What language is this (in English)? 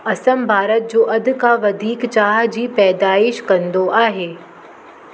Sindhi